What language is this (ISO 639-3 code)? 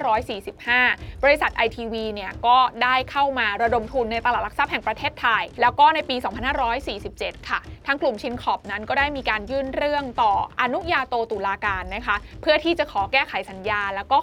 tha